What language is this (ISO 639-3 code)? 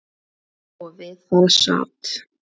isl